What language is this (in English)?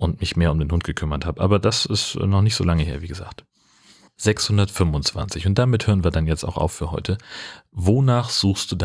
German